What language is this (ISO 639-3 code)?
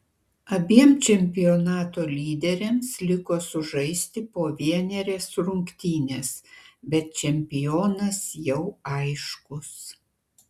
lit